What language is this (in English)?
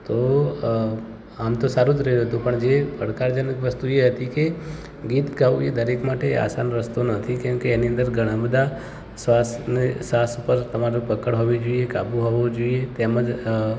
Gujarati